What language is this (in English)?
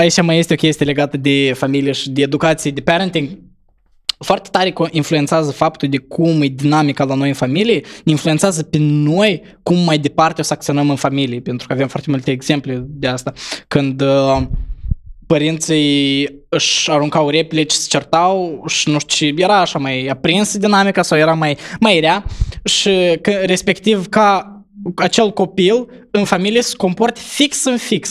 Romanian